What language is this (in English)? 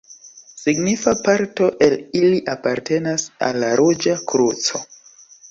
Esperanto